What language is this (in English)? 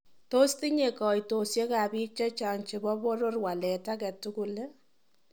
Kalenjin